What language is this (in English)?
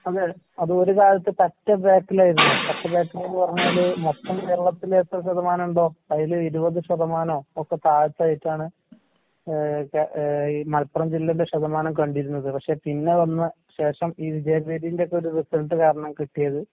Malayalam